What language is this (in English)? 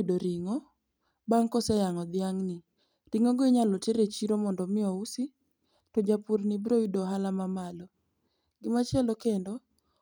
Luo (Kenya and Tanzania)